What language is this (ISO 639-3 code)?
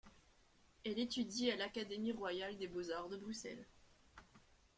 fra